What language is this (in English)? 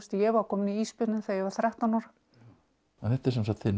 Icelandic